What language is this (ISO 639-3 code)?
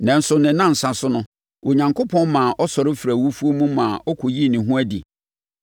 aka